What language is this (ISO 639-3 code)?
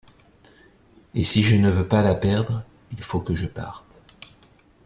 fra